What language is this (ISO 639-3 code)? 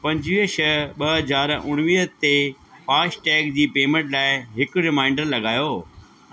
snd